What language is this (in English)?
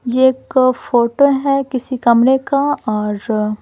Hindi